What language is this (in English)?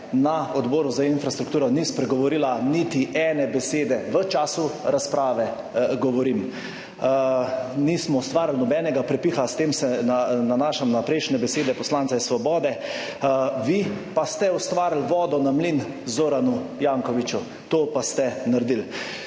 Slovenian